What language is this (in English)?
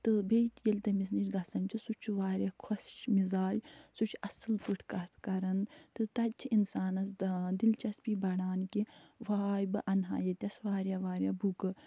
Kashmiri